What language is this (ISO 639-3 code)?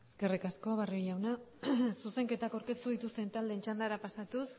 eus